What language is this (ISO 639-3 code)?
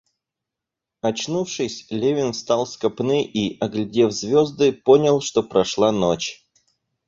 rus